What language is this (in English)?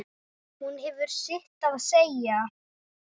Icelandic